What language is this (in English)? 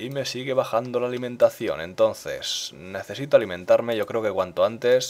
Spanish